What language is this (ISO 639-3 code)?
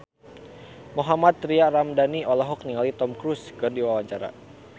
sun